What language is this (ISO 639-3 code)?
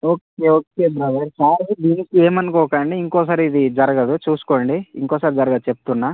tel